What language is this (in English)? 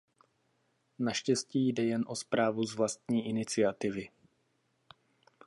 Czech